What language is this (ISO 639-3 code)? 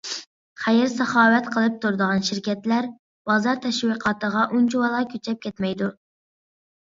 uig